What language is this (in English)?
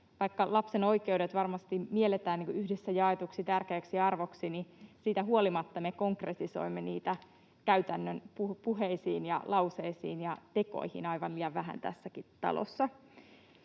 Finnish